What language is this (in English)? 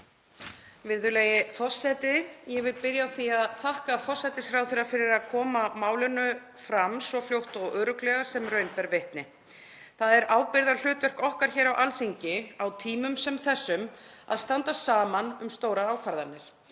Icelandic